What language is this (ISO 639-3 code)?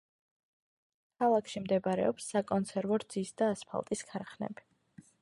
kat